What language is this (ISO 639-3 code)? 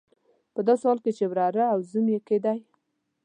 pus